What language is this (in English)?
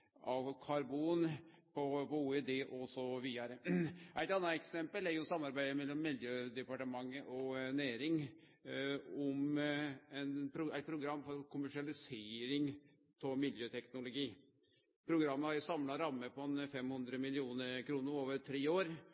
Norwegian Nynorsk